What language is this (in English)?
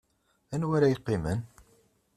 Kabyle